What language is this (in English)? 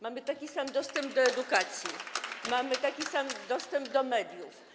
Polish